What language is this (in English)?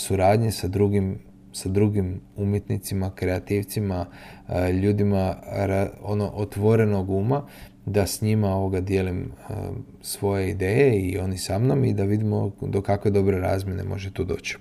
Croatian